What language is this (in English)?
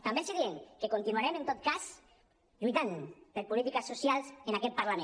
Catalan